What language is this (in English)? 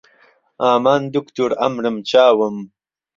Central Kurdish